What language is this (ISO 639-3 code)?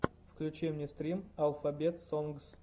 rus